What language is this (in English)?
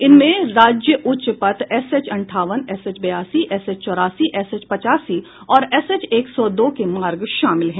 Hindi